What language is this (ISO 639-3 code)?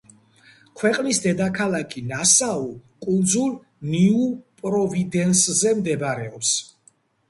kat